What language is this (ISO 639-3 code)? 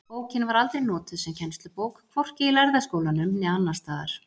isl